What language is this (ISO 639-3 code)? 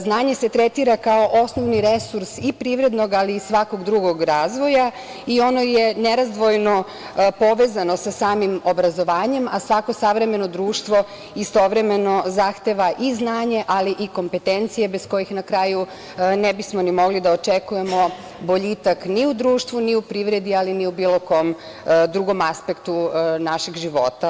srp